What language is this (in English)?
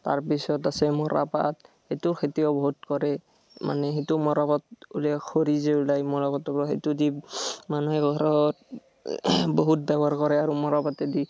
Assamese